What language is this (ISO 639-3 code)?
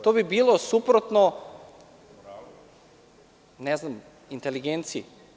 srp